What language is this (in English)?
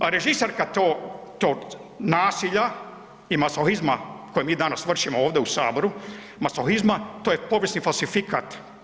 Croatian